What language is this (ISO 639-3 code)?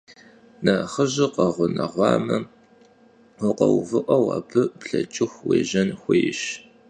kbd